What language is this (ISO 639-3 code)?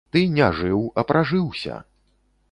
bel